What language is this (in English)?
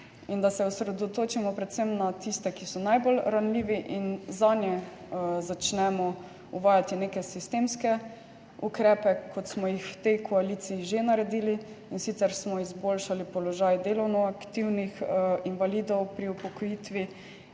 Slovenian